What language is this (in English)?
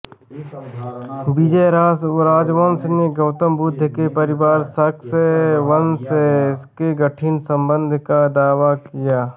Hindi